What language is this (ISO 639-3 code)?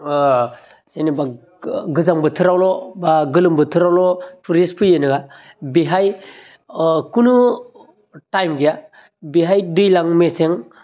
brx